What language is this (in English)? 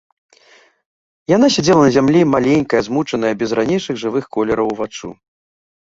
Belarusian